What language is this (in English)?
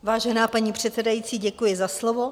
Czech